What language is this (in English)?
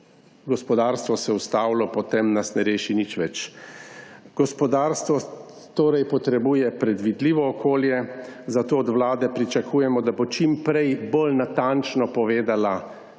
Slovenian